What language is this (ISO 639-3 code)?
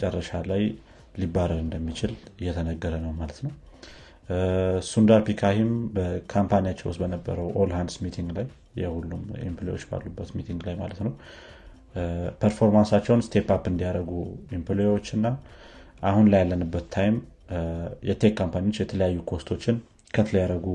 amh